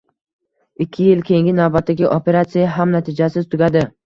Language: Uzbek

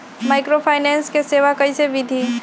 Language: Magahi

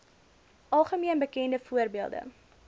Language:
Afrikaans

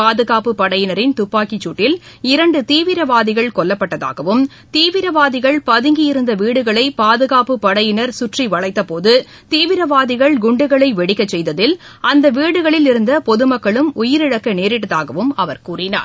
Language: Tamil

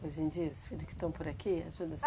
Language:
Portuguese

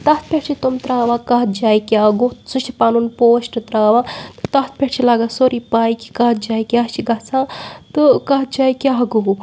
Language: Kashmiri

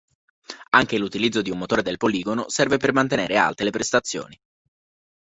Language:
Italian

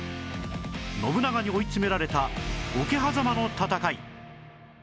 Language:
Japanese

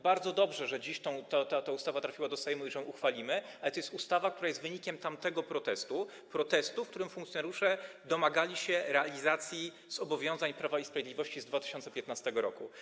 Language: Polish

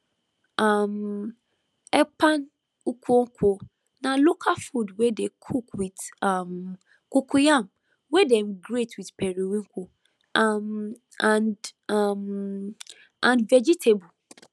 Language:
Nigerian Pidgin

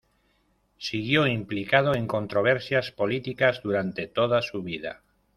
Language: Spanish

